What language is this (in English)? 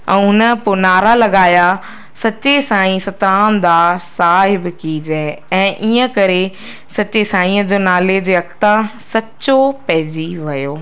Sindhi